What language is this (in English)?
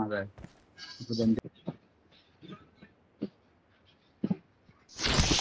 Arabic